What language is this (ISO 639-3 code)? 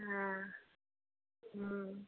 mai